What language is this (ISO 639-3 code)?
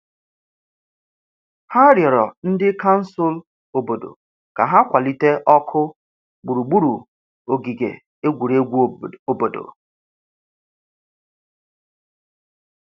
ibo